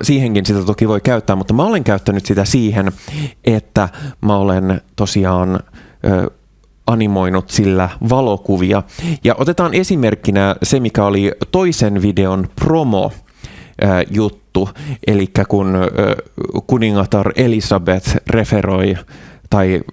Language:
Finnish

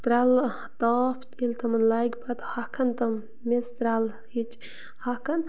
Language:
Kashmiri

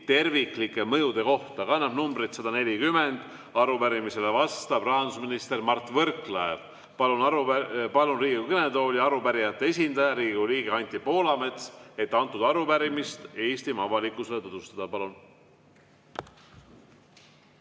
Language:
Estonian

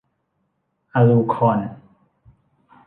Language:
Thai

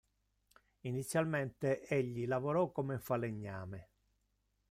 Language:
Italian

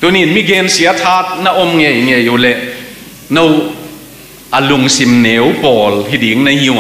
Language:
Thai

